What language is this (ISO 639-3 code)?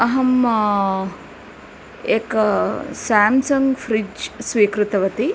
san